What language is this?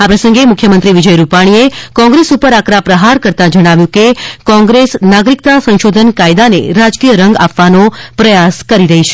Gujarati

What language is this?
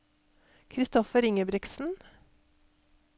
Norwegian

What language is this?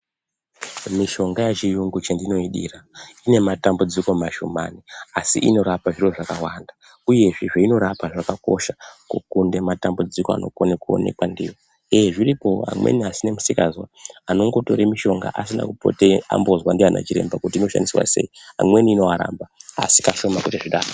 Ndau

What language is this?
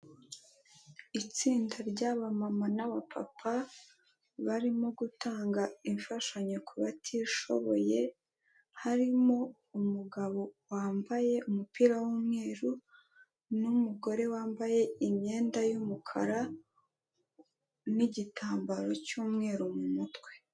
Kinyarwanda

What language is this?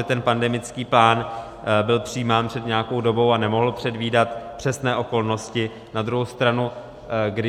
Czech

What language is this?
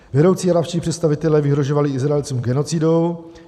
Czech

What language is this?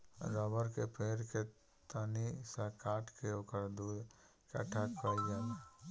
Bhojpuri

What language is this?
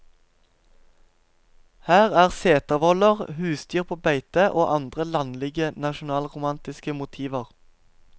Norwegian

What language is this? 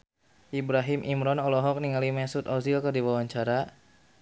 Sundanese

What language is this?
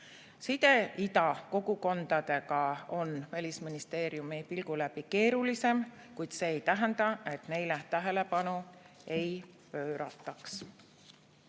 Estonian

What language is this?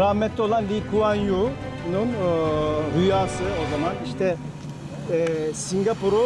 Turkish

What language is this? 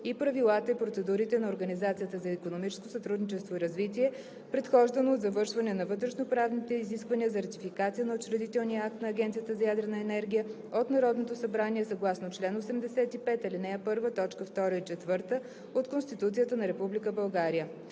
Bulgarian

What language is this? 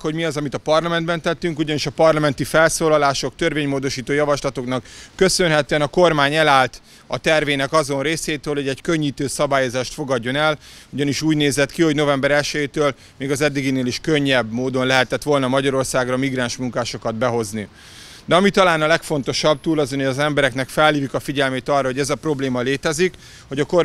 Hungarian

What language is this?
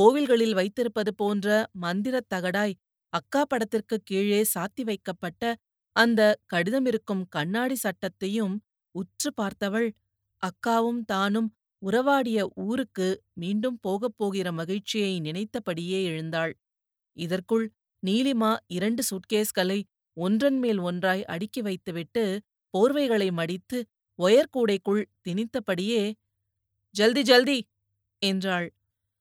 Tamil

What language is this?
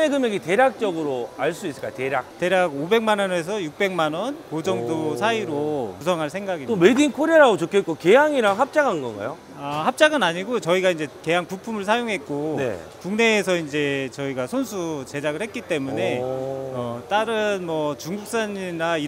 Korean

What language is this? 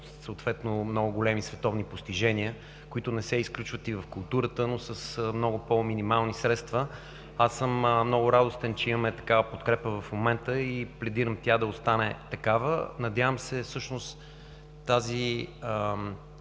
Bulgarian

